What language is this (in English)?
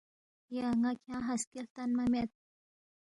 Balti